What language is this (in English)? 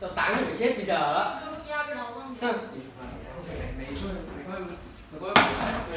Vietnamese